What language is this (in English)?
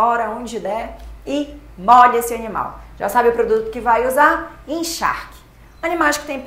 Portuguese